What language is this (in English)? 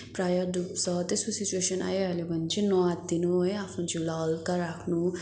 Nepali